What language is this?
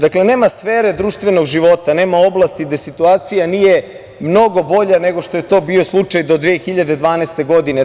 Serbian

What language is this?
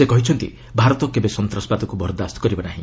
Odia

